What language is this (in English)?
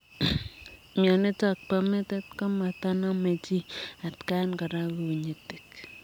Kalenjin